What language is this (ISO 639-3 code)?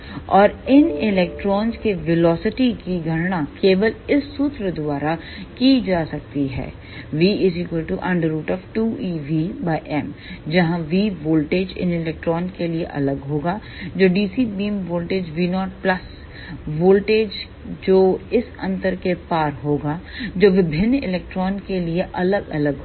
hin